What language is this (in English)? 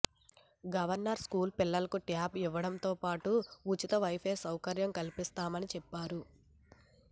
Telugu